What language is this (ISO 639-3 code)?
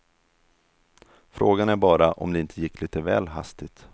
swe